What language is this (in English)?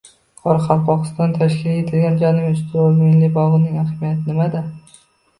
Uzbek